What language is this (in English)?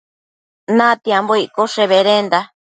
Matsés